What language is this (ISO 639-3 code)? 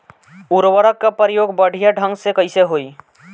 bho